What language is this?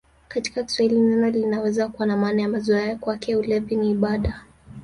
Swahili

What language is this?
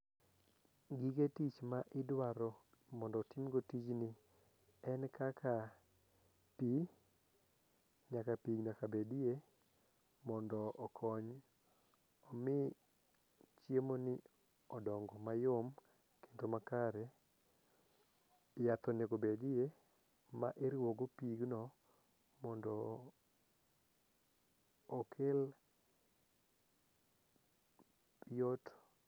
Luo (Kenya and Tanzania)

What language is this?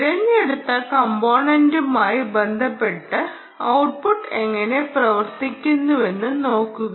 Malayalam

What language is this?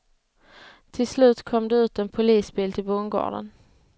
Swedish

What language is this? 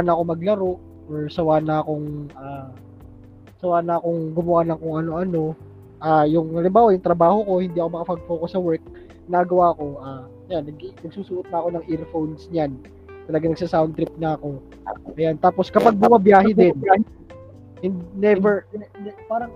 Filipino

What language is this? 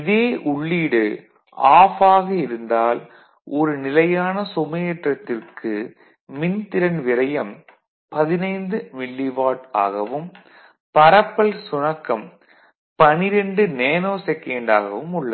Tamil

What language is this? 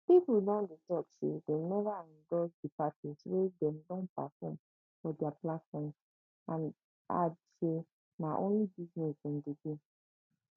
Nigerian Pidgin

